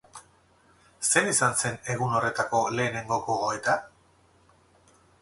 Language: Basque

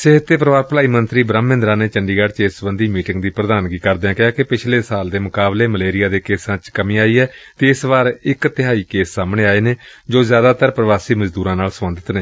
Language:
Punjabi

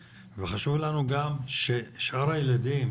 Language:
Hebrew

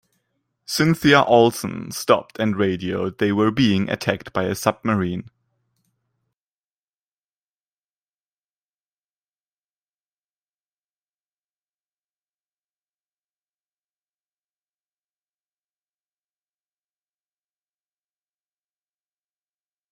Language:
English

